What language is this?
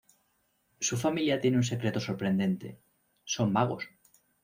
Spanish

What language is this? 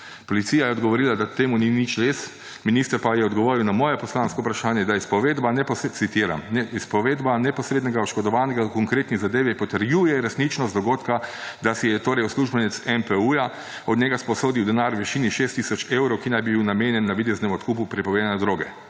Slovenian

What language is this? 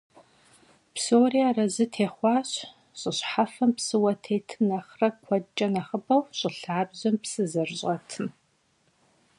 Kabardian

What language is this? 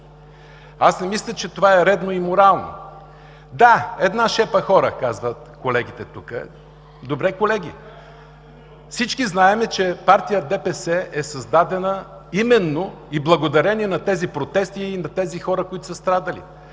Bulgarian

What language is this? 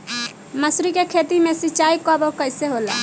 Bhojpuri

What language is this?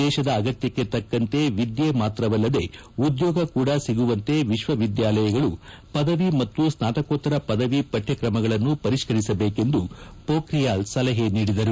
Kannada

